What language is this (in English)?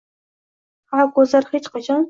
Uzbek